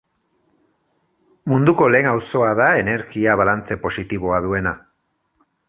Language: Basque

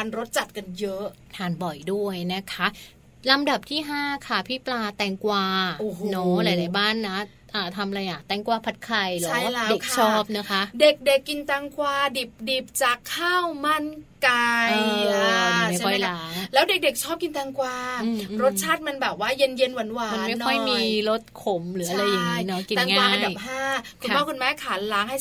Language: Thai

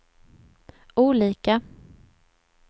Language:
Swedish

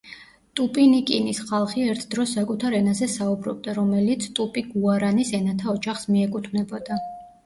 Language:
Georgian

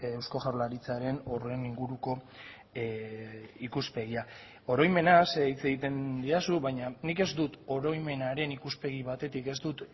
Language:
Basque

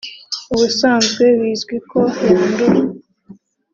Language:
Kinyarwanda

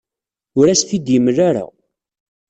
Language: Kabyle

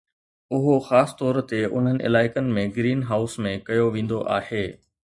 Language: Sindhi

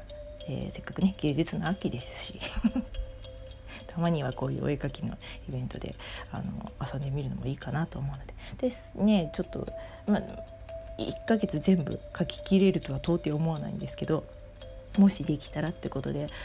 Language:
Japanese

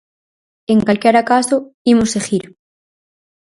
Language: Galician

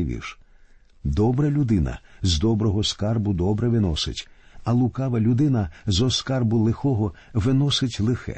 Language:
Ukrainian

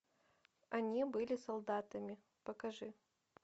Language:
Russian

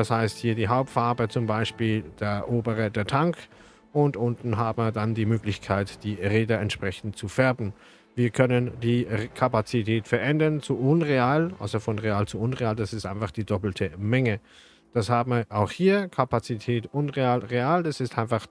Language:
German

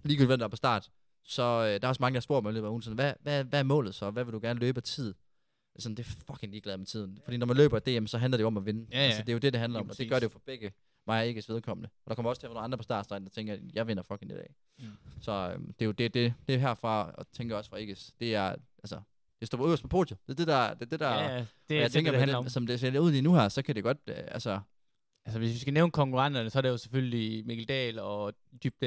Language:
Danish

